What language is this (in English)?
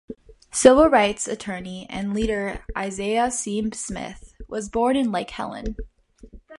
English